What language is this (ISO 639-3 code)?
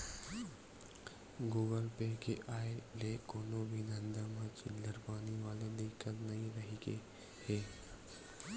hne